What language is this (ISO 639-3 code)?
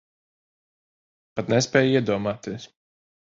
lav